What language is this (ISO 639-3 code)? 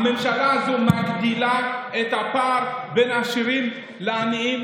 heb